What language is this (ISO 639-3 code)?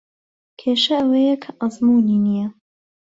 ckb